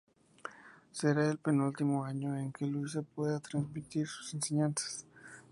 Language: Spanish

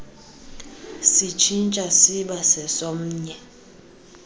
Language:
Xhosa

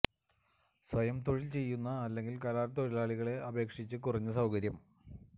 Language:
Malayalam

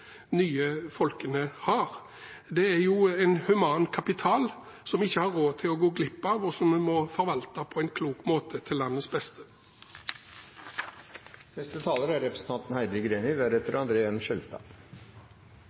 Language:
Norwegian Bokmål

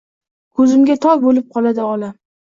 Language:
Uzbek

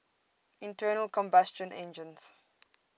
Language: English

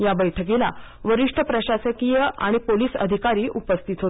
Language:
Marathi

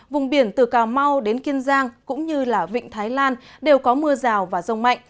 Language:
Vietnamese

